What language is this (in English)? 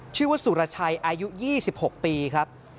Thai